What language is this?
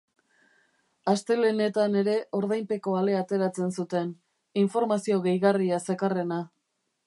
Basque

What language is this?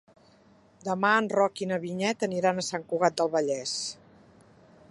Catalan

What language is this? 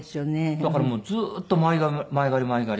Japanese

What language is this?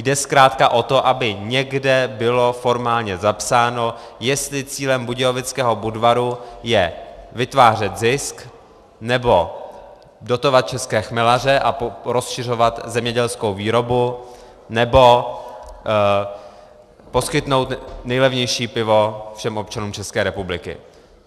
Czech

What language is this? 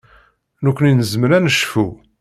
Kabyle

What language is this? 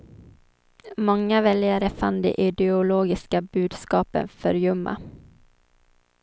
Swedish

